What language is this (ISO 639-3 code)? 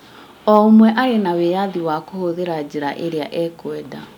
kik